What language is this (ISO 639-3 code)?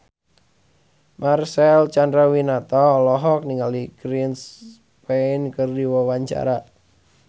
sun